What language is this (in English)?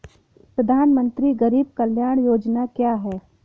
Hindi